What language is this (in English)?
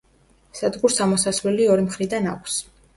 Georgian